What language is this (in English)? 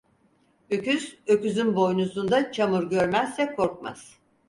Turkish